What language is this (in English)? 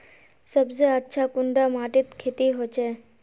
Magahi